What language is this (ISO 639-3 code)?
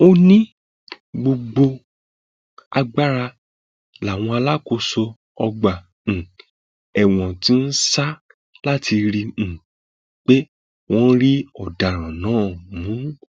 yor